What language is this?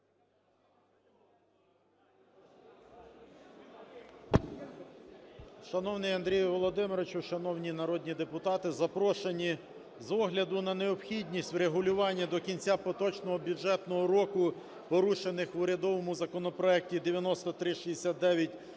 Ukrainian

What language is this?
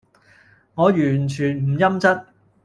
Cantonese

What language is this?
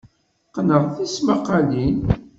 Kabyle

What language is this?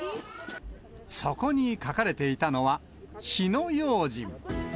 Japanese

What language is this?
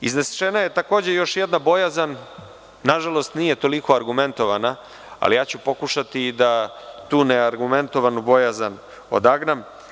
Serbian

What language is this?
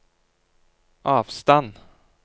Norwegian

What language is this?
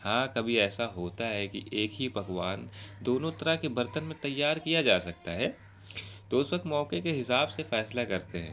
Urdu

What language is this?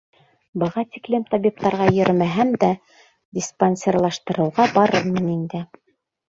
Bashkir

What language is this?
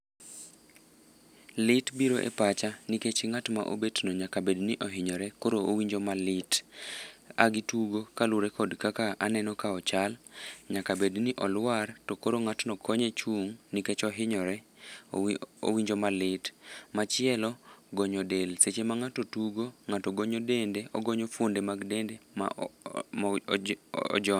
Luo (Kenya and Tanzania)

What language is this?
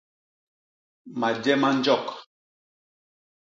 Basaa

